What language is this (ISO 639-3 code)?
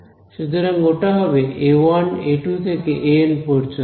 ben